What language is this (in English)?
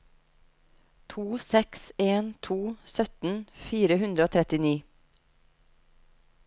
Norwegian